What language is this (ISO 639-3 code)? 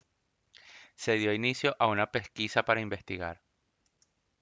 spa